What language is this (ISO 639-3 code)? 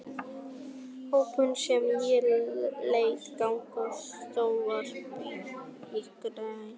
isl